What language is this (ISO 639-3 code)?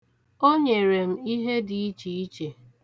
ibo